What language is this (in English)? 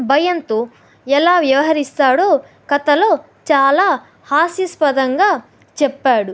Telugu